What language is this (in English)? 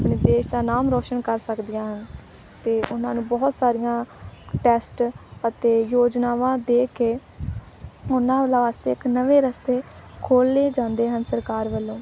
Punjabi